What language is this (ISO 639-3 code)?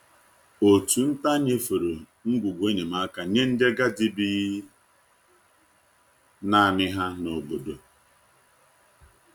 ibo